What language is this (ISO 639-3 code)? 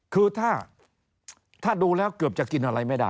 tha